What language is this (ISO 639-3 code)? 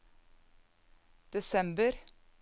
nor